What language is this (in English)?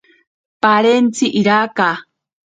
Ashéninka Perené